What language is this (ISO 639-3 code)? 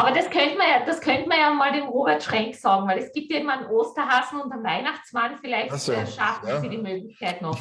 deu